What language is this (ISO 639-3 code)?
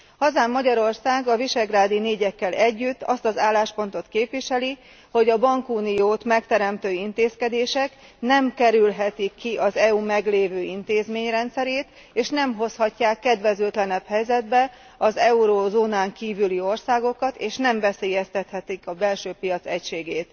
hun